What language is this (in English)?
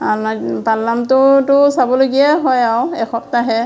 Assamese